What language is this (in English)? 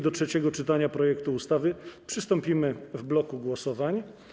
Polish